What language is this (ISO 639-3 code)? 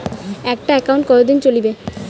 ben